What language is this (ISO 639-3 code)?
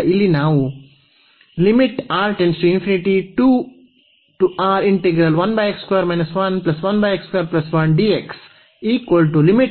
kan